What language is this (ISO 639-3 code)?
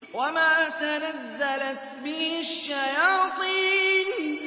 ara